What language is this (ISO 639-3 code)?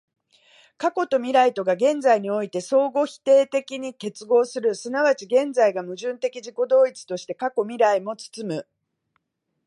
jpn